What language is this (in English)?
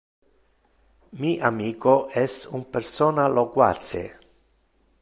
Interlingua